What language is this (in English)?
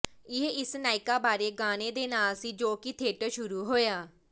Punjabi